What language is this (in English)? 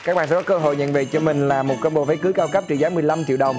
Vietnamese